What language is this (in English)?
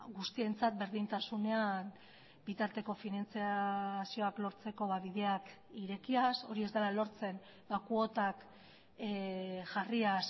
Basque